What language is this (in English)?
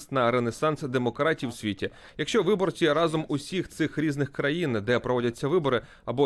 Ukrainian